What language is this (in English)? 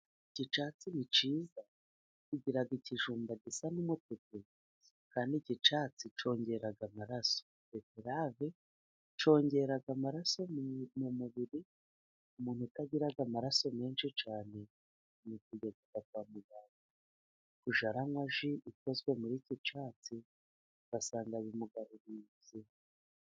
Kinyarwanda